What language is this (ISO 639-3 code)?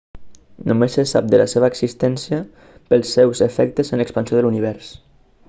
cat